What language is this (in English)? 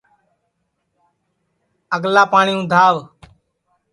Sansi